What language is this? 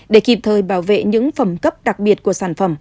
Vietnamese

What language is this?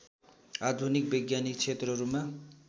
Nepali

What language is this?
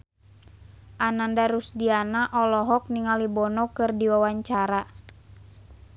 Sundanese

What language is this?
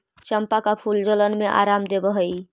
Magahi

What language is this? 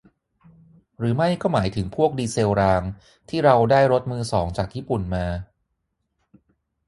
Thai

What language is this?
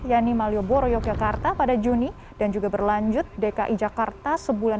Indonesian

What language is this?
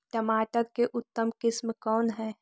Magahi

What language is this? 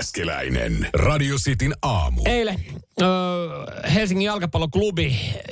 Finnish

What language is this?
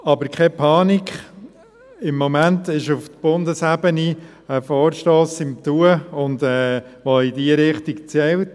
Swiss German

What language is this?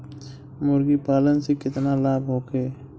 Bhojpuri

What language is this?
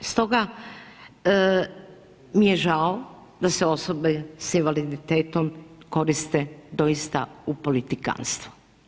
Croatian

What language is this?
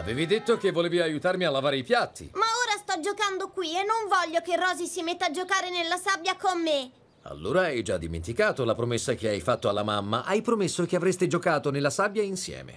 Italian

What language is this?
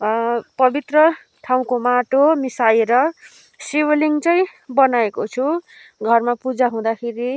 Nepali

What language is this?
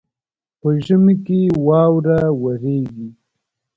Pashto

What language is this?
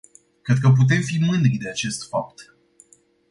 Romanian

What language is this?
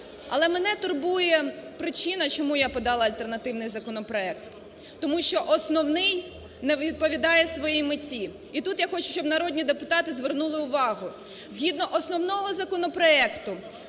Ukrainian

